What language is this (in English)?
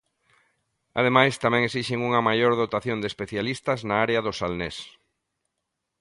Galician